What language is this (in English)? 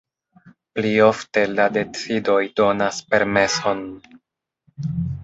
Esperanto